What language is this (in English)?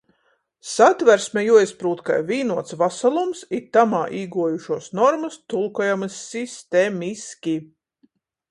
Latgalian